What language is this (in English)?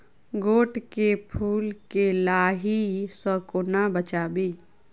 Maithili